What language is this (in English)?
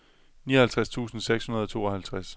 Danish